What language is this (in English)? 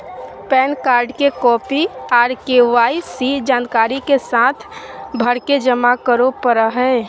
Magahi